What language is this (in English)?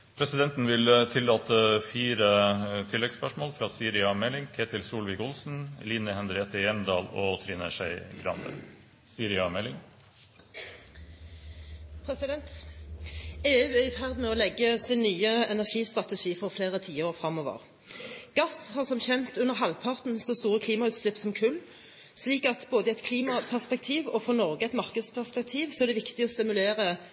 Norwegian